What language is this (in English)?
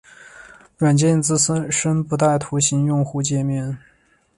Chinese